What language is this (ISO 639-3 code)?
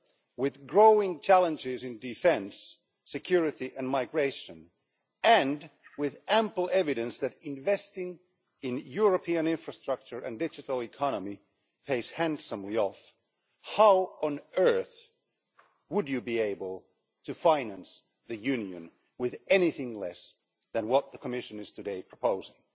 eng